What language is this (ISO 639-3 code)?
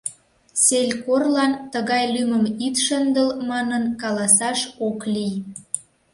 chm